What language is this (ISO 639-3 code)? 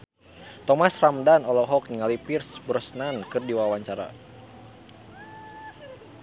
sun